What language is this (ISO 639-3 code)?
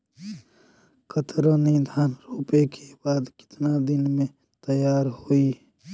bho